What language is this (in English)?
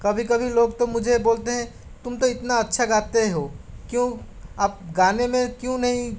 Hindi